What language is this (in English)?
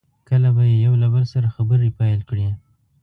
Pashto